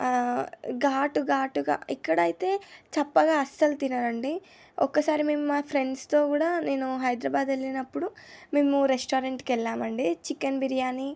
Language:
Telugu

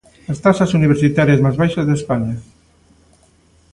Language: Galician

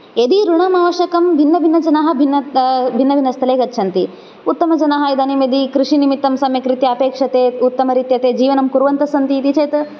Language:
Sanskrit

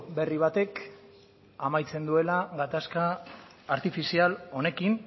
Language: Basque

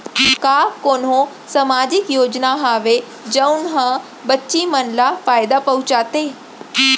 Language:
Chhattisgarhi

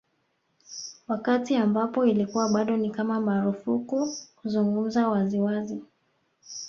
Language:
Swahili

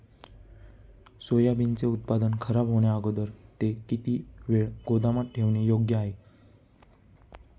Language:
Marathi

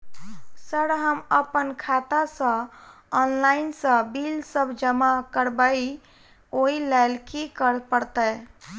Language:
Maithili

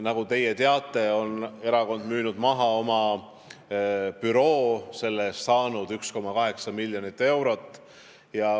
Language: Estonian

